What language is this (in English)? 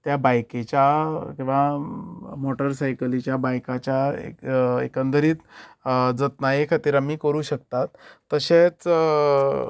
Konkani